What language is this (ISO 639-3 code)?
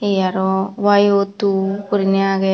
ccp